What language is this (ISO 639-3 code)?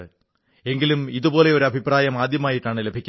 mal